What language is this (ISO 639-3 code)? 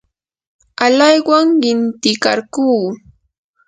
qur